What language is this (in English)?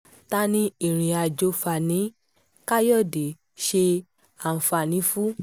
Yoruba